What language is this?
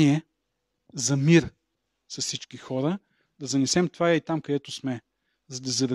Bulgarian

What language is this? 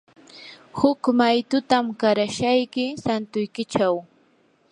Yanahuanca Pasco Quechua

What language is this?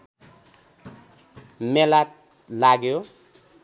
Nepali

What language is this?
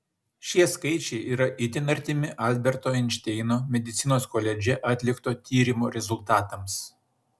Lithuanian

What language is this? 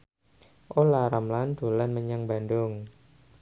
Javanese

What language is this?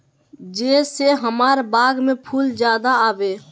Magahi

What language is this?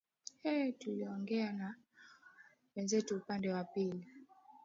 Swahili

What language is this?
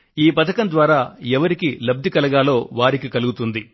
Telugu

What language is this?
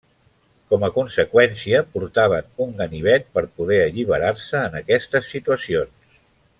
Catalan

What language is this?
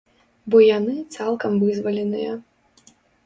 Belarusian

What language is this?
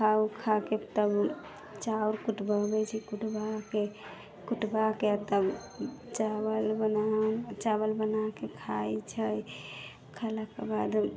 Maithili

